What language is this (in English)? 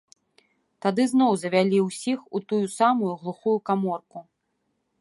Belarusian